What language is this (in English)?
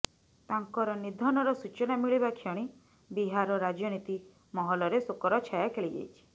Odia